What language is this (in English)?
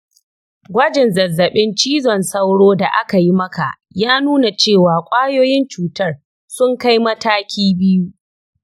Hausa